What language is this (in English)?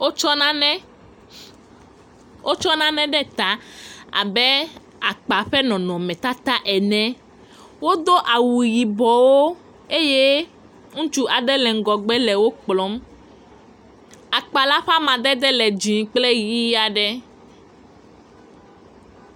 Ewe